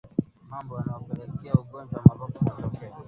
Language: Swahili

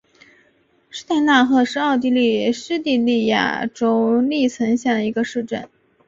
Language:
Chinese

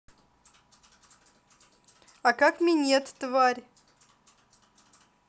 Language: Russian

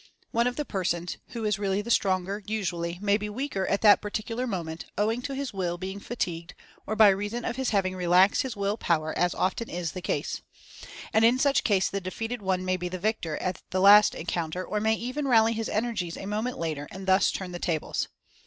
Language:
English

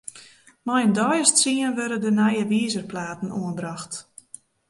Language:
Western Frisian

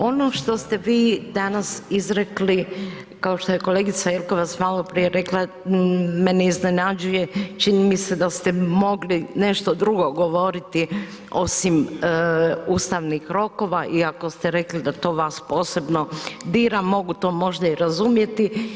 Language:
Croatian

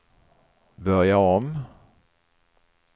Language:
Swedish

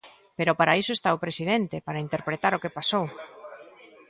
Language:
Galician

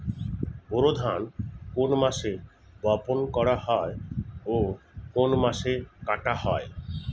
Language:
Bangla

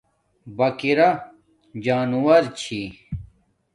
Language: Domaaki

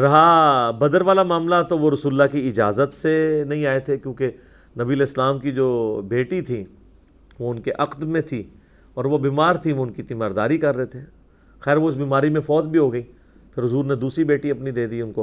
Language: Urdu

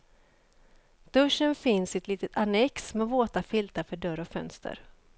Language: Swedish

